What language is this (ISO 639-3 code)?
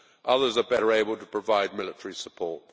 eng